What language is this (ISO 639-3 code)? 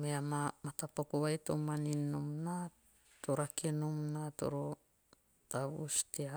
tio